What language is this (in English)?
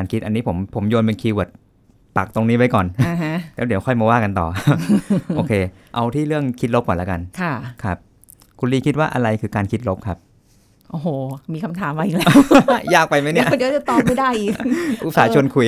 Thai